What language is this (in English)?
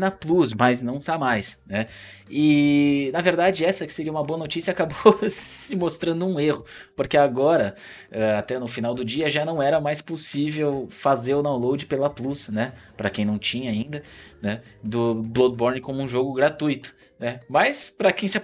Portuguese